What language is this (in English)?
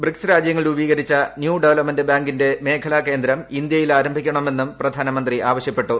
Malayalam